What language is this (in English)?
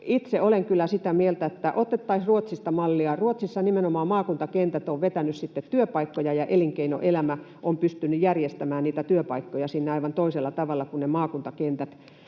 Finnish